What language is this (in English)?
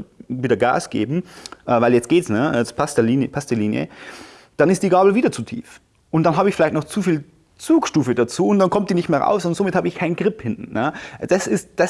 German